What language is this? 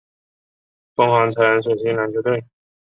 Chinese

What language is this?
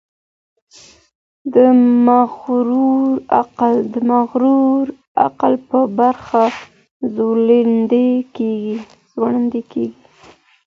Pashto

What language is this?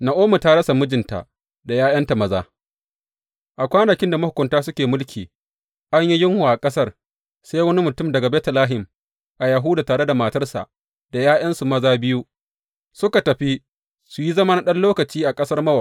Hausa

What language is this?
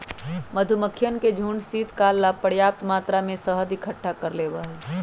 Magahi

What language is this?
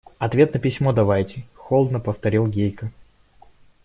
Russian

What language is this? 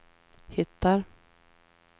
Swedish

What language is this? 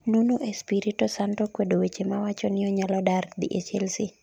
Luo (Kenya and Tanzania)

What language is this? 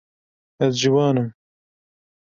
Kurdish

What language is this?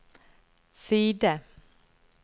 Norwegian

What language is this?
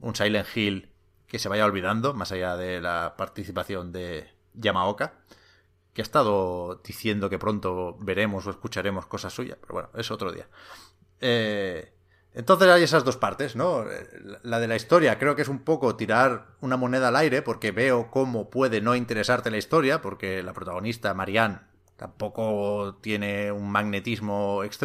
Spanish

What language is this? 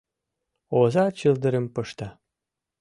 Mari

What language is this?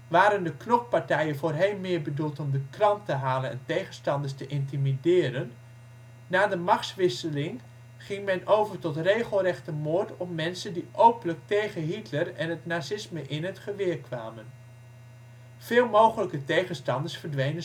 Dutch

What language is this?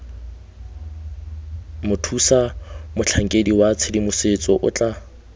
Tswana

